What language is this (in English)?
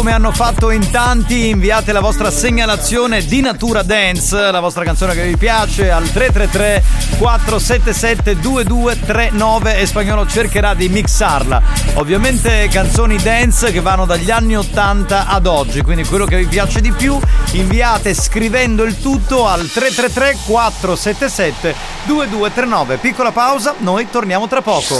Italian